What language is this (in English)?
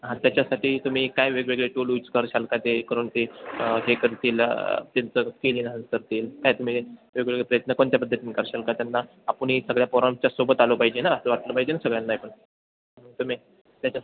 Marathi